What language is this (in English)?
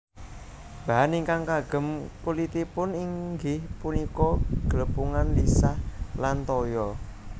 Javanese